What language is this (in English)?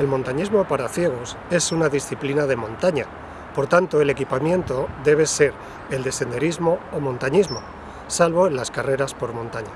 Spanish